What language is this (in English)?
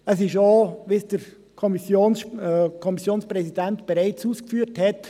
Swiss German